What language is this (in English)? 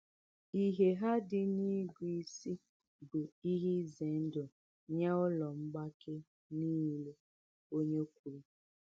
Igbo